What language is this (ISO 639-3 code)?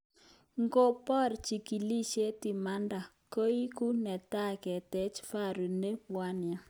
kln